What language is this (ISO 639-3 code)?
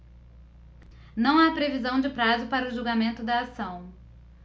por